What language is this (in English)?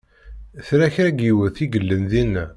Kabyle